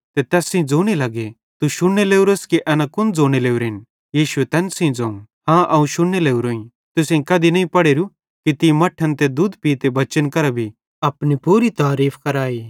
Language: Bhadrawahi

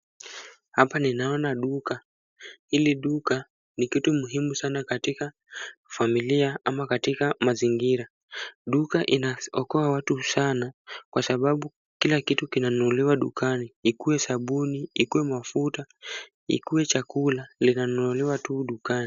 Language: Swahili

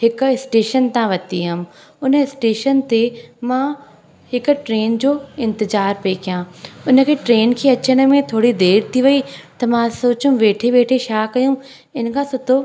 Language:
Sindhi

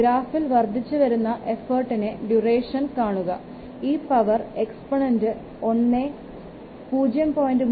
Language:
Malayalam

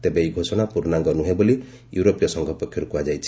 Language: Odia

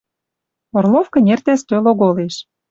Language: Western Mari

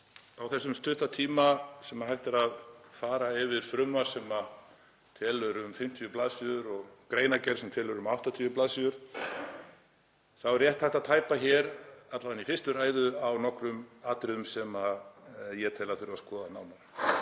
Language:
Icelandic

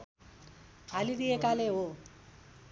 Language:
Nepali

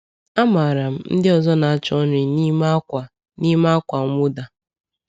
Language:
Igbo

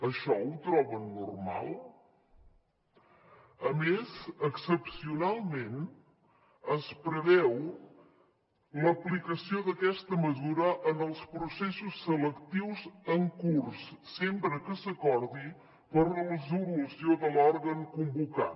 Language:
Catalan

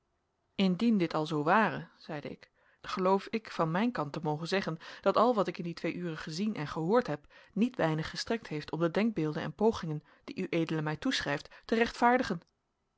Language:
Dutch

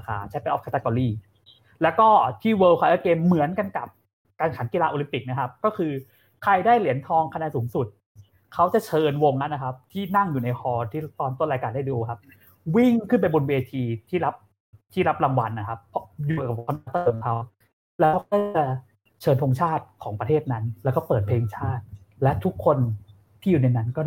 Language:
Thai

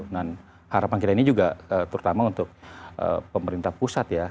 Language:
Indonesian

